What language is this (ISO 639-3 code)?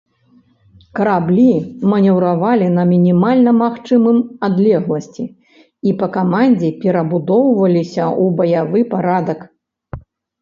bel